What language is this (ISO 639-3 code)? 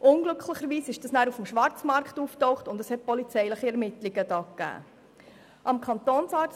gsw